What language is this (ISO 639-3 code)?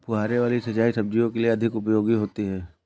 hin